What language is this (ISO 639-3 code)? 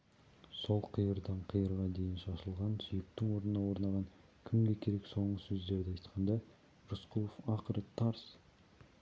kaz